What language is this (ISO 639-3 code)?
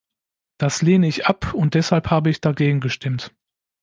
deu